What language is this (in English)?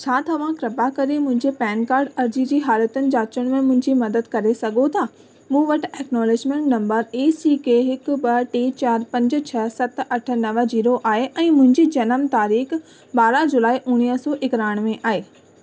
Sindhi